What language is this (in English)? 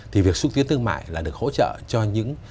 Vietnamese